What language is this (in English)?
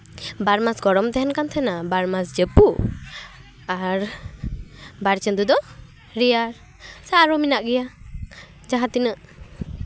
Santali